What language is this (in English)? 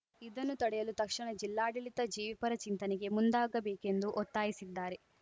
Kannada